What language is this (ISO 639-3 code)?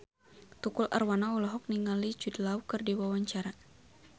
sun